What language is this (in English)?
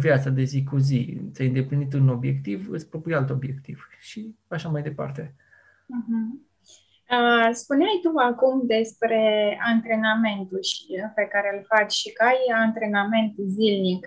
Romanian